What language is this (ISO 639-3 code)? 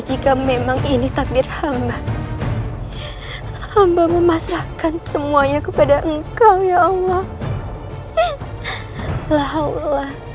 ind